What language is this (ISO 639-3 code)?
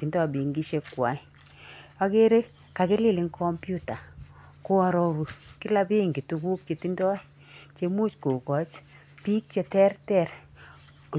kln